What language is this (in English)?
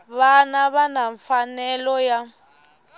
Tsonga